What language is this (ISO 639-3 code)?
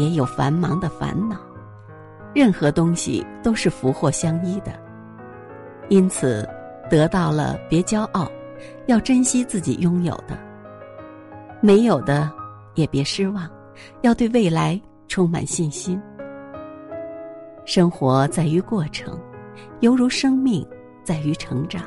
zho